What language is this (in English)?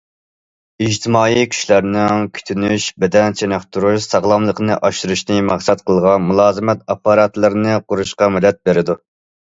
Uyghur